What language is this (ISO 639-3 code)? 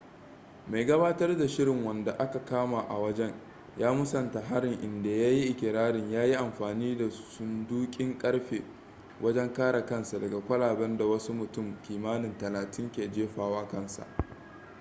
hau